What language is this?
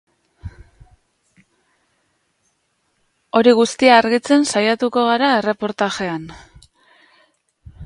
Basque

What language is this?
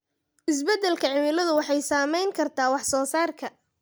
Somali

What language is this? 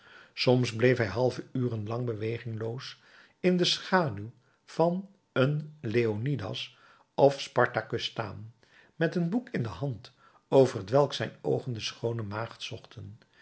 Dutch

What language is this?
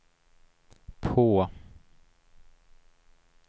Swedish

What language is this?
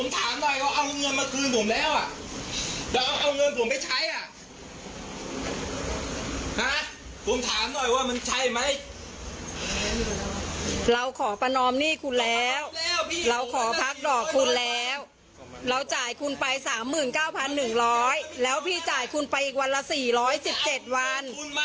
Thai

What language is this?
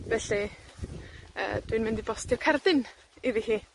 Welsh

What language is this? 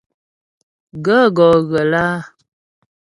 Ghomala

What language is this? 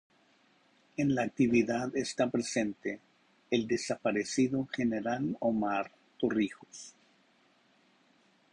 Spanish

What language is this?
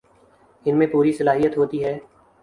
Urdu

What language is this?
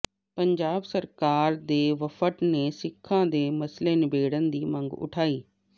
Punjabi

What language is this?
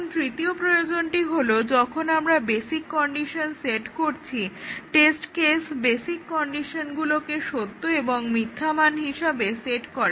Bangla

